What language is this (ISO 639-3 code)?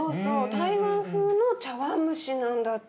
jpn